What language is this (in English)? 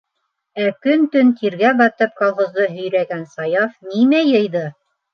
Bashkir